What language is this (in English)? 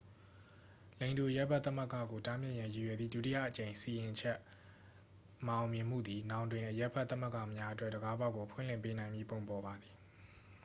Burmese